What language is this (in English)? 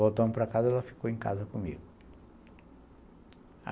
Portuguese